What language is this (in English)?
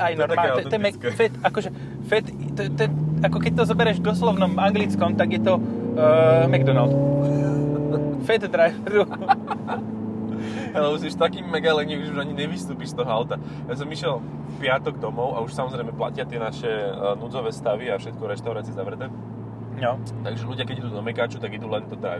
Slovak